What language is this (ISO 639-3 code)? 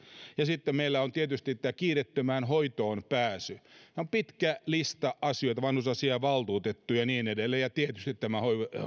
fin